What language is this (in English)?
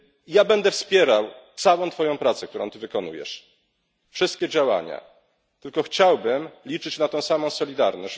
Polish